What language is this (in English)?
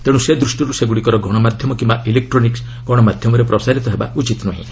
Odia